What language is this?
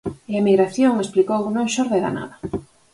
Galician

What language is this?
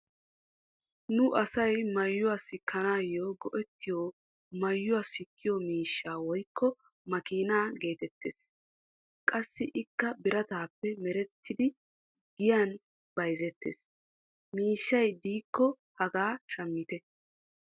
Wolaytta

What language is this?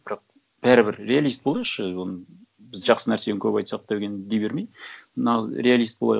Kazakh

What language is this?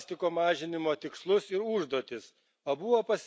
Lithuanian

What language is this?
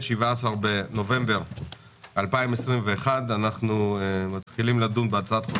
Hebrew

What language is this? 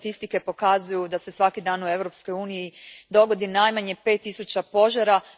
Croatian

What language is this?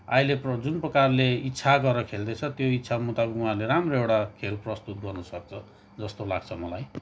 Nepali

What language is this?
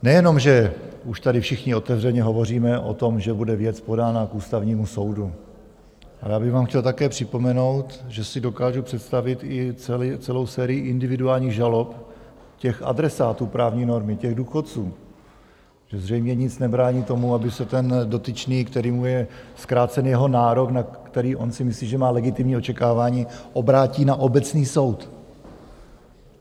Czech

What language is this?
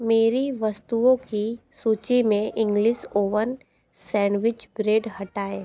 Hindi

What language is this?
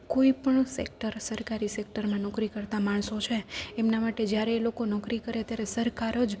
Gujarati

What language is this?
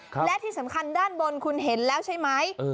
Thai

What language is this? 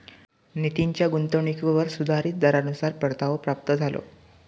Marathi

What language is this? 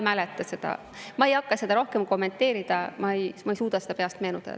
Estonian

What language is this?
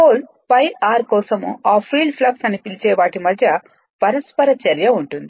Telugu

